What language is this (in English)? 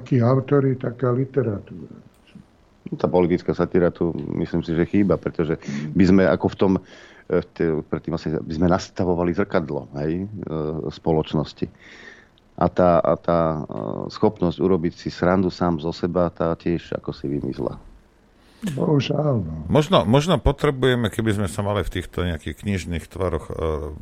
Slovak